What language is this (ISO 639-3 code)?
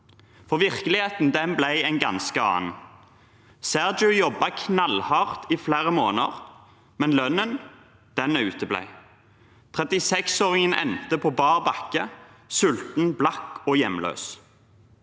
nor